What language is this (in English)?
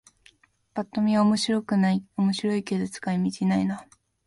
Japanese